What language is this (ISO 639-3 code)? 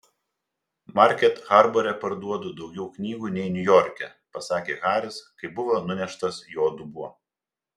lit